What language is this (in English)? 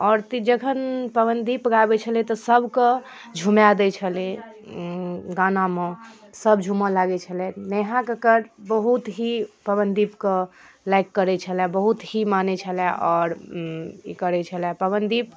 Maithili